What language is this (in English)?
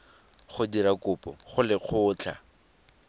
Tswana